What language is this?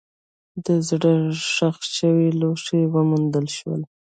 Pashto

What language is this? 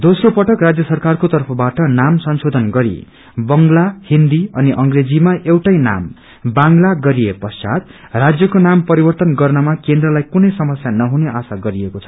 Nepali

